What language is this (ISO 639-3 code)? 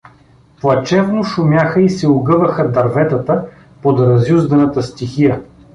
bul